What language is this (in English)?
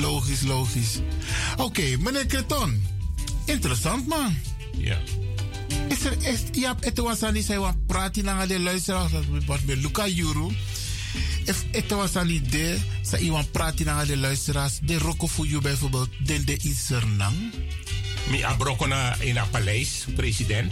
Dutch